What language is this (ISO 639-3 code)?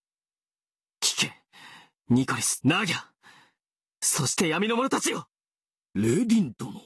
jpn